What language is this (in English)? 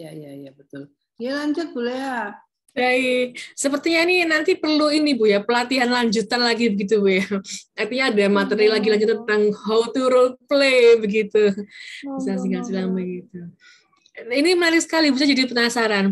Indonesian